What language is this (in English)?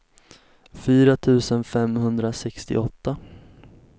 Swedish